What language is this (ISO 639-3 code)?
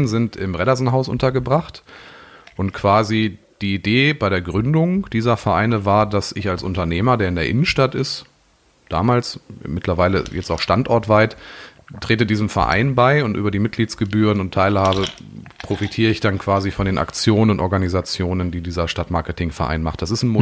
deu